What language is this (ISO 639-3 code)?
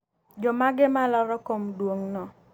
luo